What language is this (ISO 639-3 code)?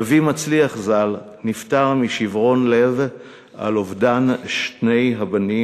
heb